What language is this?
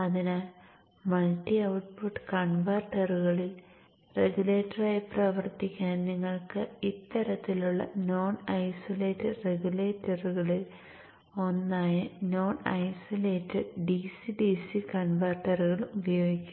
Malayalam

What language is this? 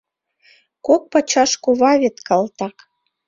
Mari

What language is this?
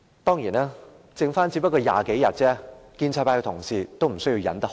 Cantonese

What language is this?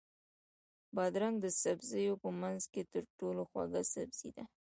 Pashto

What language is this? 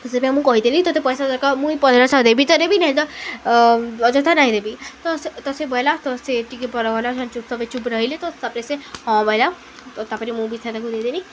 Odia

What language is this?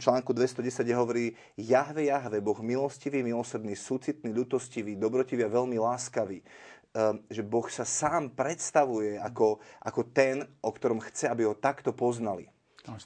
Slovak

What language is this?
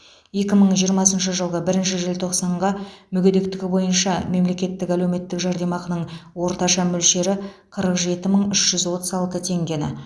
Kazakh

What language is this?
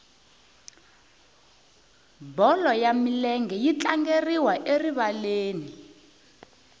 Tsonga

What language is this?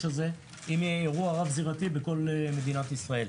Hebrew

